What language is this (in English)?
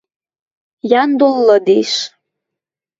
Western Mari